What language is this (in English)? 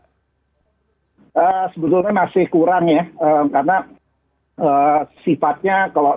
Indonesian